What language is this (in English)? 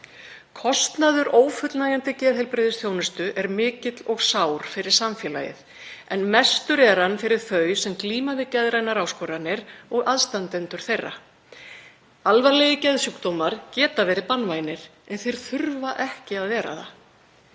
Icelandic